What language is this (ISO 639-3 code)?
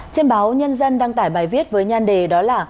vie